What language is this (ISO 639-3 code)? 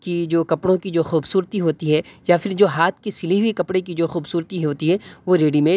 urd